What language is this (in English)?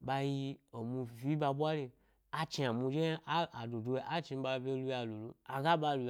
Gbari